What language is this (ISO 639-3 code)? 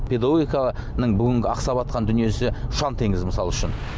kaz